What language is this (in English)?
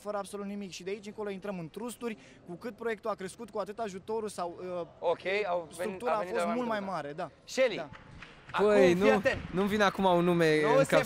Romanian